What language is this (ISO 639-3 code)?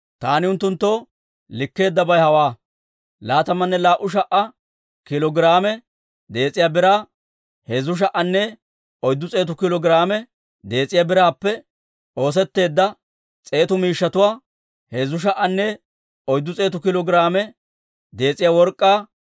dwr